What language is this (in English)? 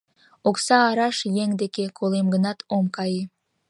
Mari